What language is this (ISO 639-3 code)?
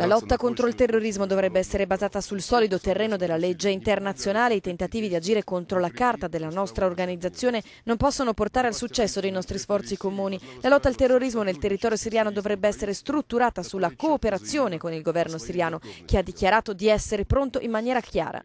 ita